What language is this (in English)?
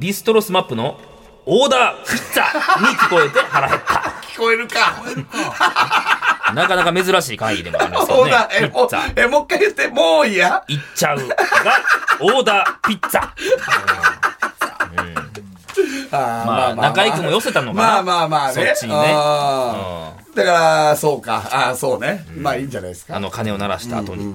Japanese